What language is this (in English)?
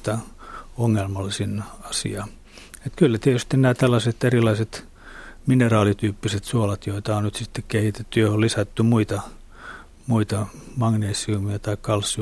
Finnish